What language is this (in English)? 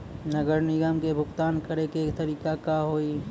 Maithili